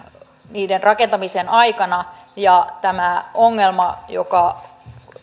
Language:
Finnish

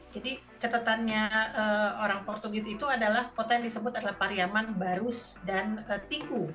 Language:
Indonesian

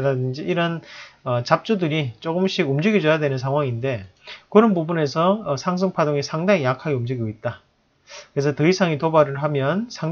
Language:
Korean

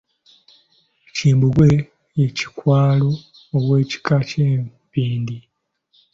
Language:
Ganda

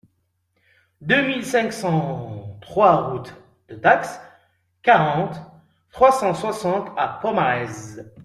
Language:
French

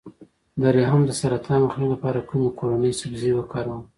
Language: Pashto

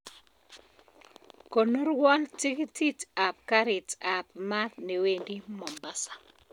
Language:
Kalenjin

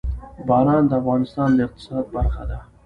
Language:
Pashto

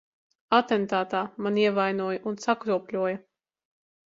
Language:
Latvian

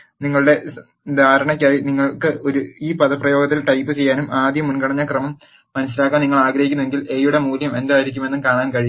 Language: Malayalam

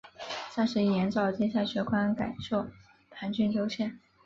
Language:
Chinese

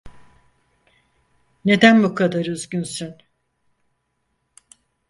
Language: Turkish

